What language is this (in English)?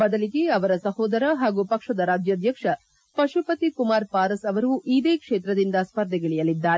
Kannada